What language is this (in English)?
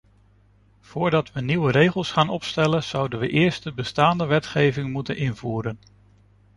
Dutch